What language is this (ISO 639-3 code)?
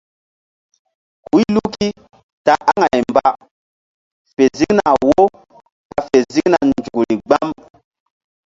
mdd